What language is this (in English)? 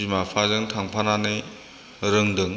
Bodo